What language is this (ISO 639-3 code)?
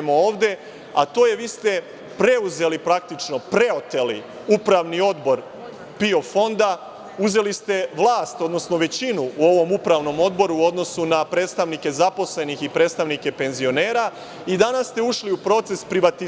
srp